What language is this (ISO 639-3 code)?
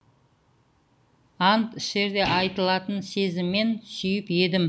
kaz